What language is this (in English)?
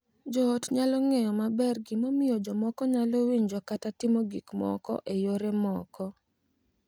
Luo (Kenya and Tanzania)